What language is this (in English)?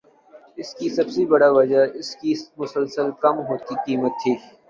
Urdu